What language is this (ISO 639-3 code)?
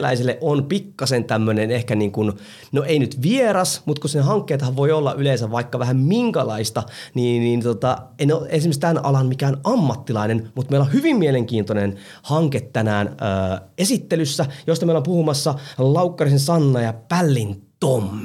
fin